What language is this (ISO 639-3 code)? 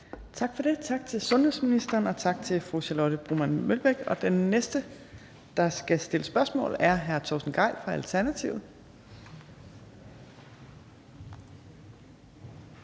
dan